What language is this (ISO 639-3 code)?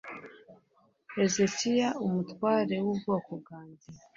kin